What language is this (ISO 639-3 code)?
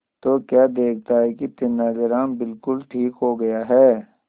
hin